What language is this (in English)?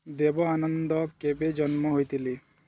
Odia